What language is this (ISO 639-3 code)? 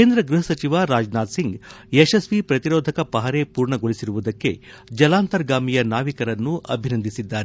kan